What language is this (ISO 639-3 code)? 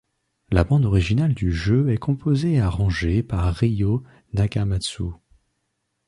fra